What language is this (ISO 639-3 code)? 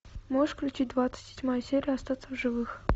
rus